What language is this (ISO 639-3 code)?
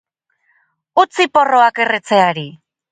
eus